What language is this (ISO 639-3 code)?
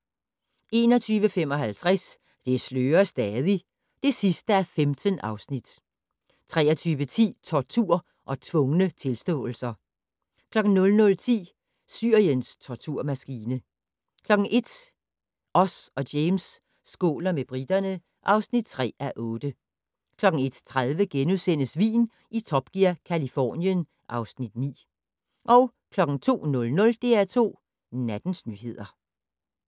dan